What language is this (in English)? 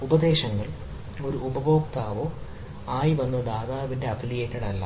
Malayalam